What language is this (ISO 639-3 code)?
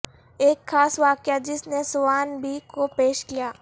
urd